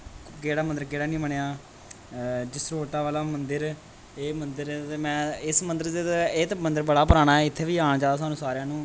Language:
Dogri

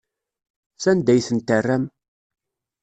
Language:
Kabyle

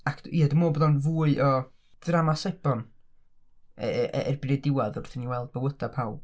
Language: Welsh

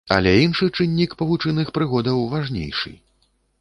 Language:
Belarusian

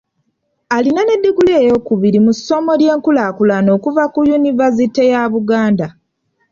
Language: Ganda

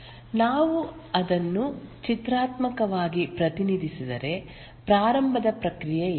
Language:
Kannada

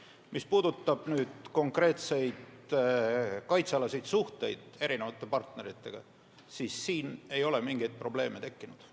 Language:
Estonian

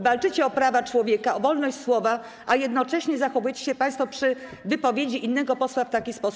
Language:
Polish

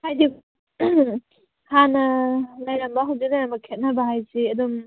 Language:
Manipuri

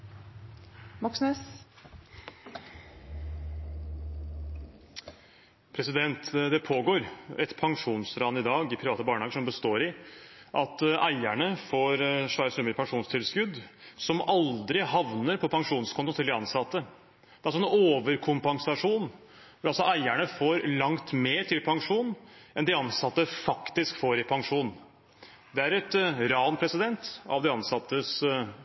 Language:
Norwegian Bokmål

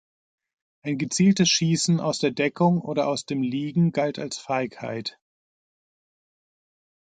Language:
German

